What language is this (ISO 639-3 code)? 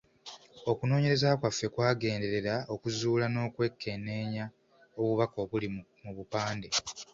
lug